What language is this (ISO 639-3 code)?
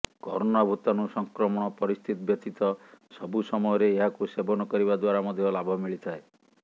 ori